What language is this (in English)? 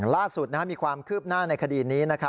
Thai